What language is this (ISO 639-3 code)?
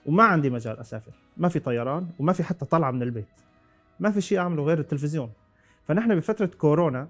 ara